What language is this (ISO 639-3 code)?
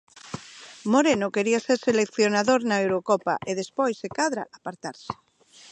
glg